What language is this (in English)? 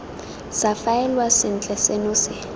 Tswana